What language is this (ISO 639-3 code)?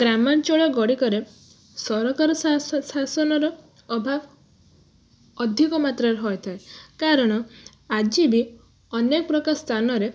ori